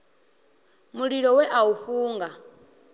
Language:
Venda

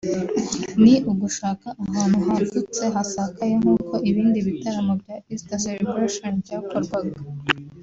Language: Kinyarwanda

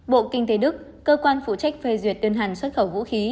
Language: Vietnamese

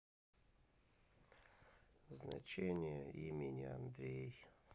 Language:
Russian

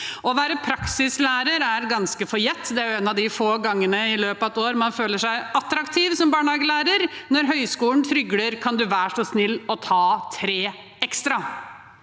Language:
Norwegian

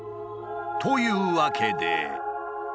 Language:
Japanese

